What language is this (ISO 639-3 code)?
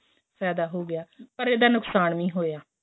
pan